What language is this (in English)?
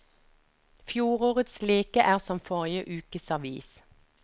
Norwegian